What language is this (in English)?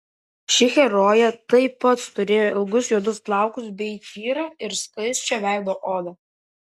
Lithuanian